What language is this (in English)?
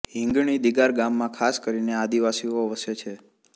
Gujarati